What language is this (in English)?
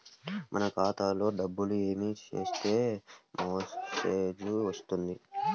Telugu